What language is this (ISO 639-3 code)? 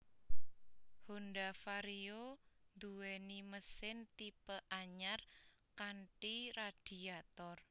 jav